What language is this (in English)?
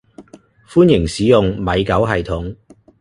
Cantonese